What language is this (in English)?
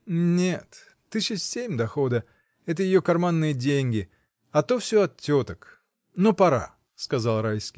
Russian